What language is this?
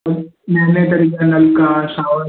Sindhi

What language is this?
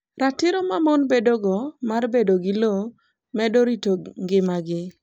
Luo (Kenya and Tanzania)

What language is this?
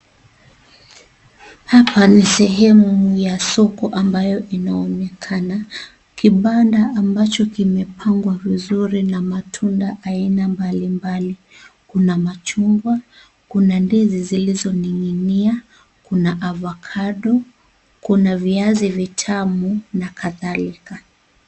Swahili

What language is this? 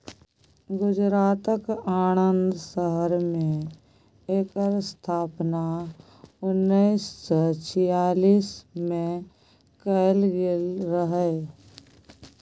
Maithili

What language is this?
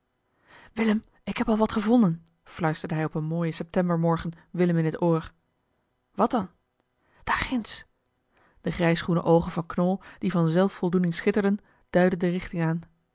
Dutch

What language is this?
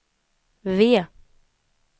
Swedish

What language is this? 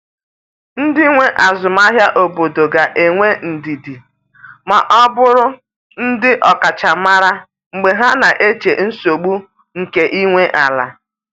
Igbo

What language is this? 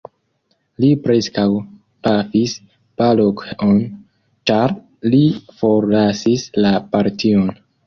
Esperanto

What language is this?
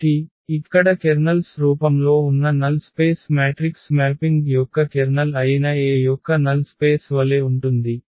Telugu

